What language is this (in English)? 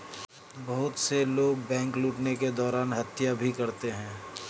Hindi